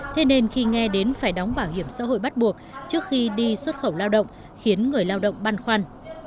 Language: Vietnamese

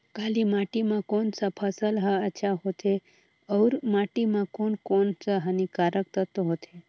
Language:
Chhattisgarhi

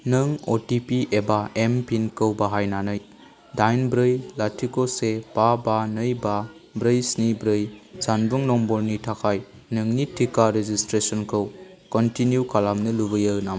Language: Bodo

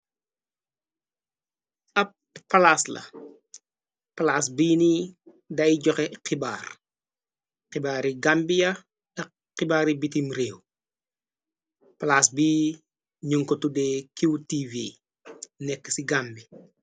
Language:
Wolof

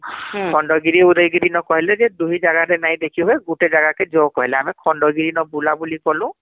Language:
Odia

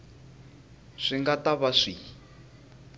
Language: Tsonga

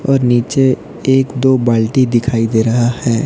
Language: Hindi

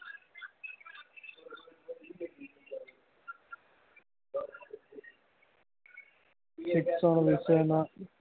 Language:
Gujarati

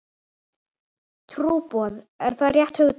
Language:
Icelandic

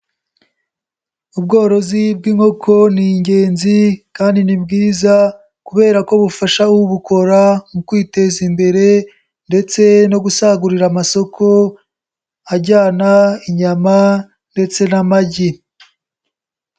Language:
Kinyarwanda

